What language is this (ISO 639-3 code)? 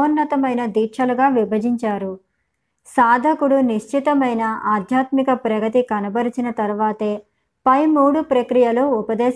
tel